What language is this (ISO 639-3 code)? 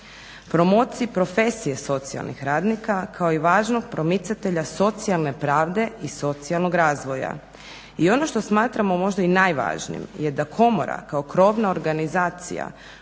hrv